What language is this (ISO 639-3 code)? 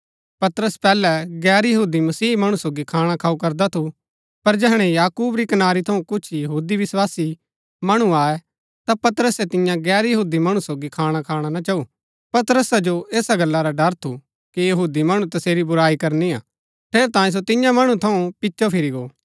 gbk